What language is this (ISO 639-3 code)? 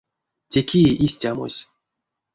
myv